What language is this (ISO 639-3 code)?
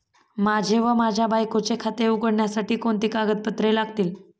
mar